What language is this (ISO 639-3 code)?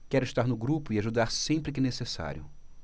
por